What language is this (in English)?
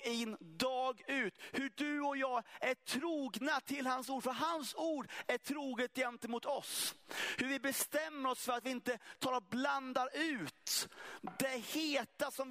Swedish